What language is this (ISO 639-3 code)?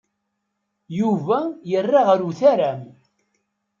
kab